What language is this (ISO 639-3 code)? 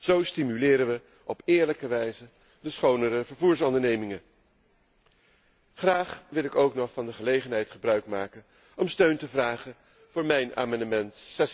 nld